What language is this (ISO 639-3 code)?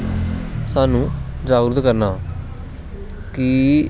doi